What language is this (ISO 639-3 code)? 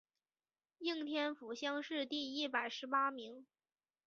zho